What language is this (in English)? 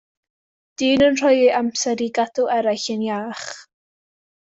Welsh